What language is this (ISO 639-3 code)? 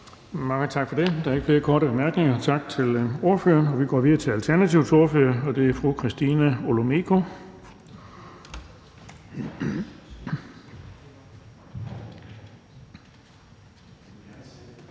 dan